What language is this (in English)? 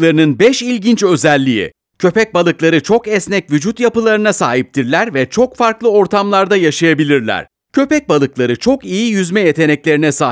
Turkish